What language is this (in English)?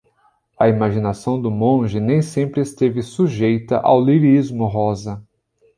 Portuguese